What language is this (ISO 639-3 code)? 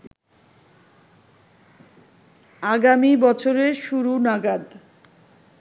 ben